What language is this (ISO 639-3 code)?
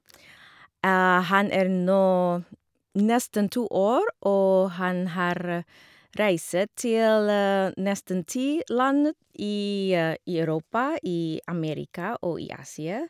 nor